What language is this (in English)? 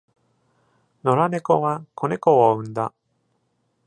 Japanese